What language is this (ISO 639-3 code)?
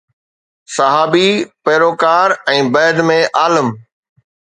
snd